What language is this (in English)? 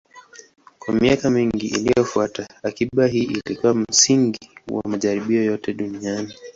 Swahili